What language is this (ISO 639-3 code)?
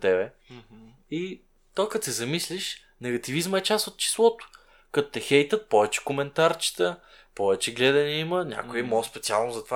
bul